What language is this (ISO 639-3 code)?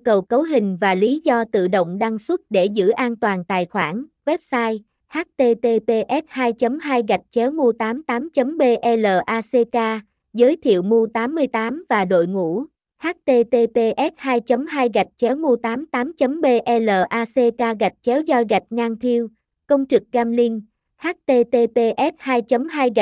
vie